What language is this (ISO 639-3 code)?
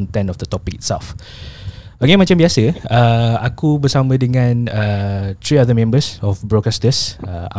msa